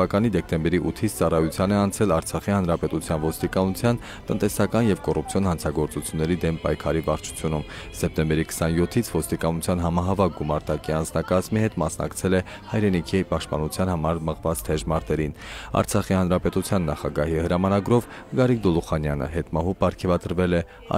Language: Romanian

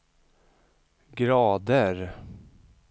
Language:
Swedish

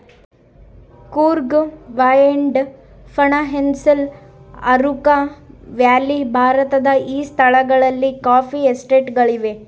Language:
Kannada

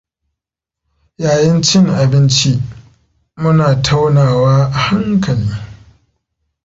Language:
Hausa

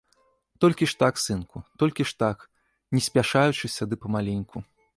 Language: Belarusian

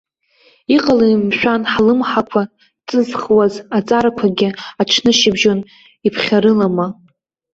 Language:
Abkhazian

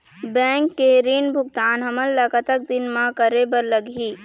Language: Chhattisgarhi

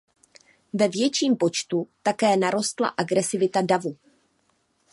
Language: Czech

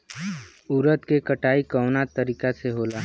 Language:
Bhojpuri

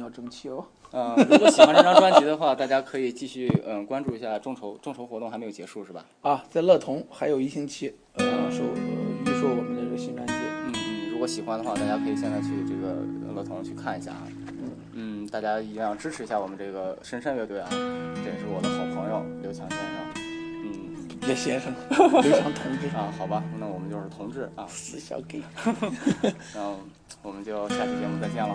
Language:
Chinese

